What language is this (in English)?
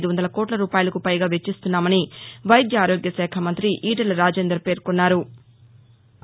Telugu